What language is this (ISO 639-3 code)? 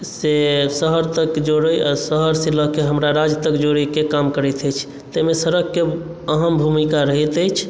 mai